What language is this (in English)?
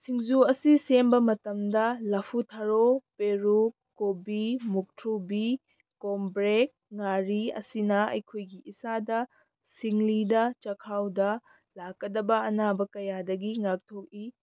Manipuri